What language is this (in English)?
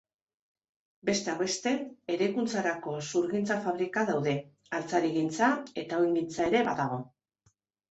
Basque